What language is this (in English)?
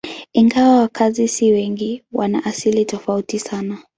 Swahili